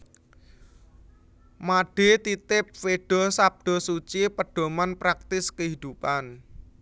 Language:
Javanese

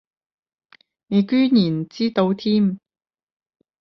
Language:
Cantonese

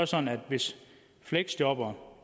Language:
Danish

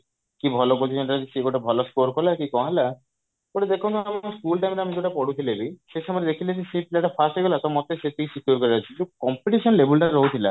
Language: Odia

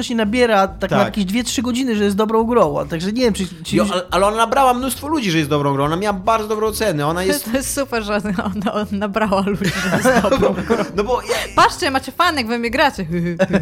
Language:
Polish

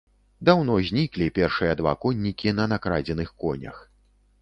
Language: Belarusian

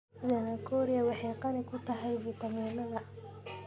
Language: Somali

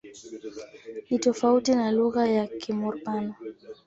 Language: Swahili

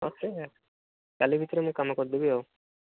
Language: Odia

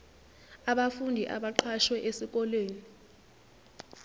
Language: Zulu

